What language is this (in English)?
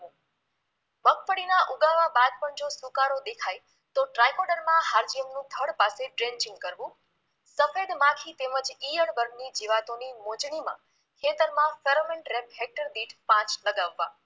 Gujarati